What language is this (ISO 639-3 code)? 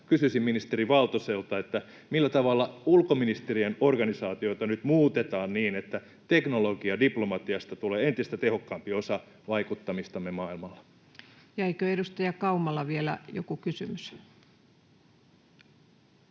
fin